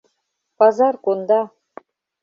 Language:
Mari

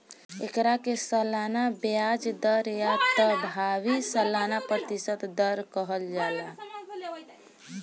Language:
Bhojpuri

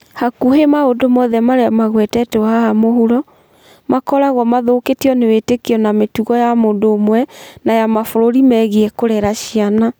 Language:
Kikuyu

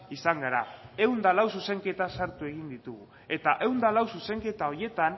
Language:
Basque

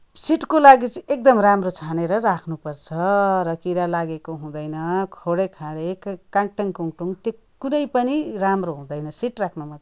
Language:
Nepali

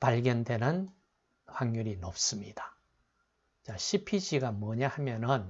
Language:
Korean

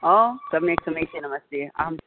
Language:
Sanskrit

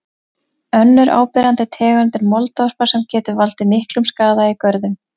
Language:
Icelandic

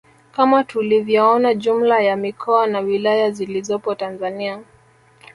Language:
Swahili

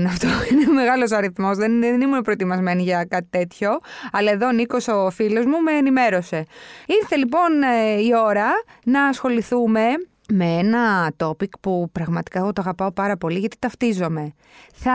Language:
Greek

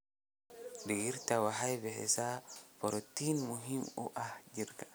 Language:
Somali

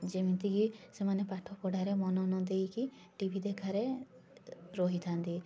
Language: Odia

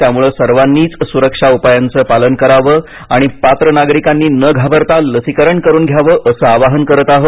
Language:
Marathi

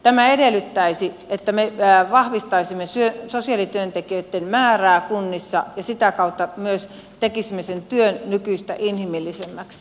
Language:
Finnish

